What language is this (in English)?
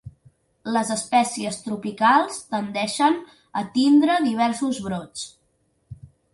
Catalan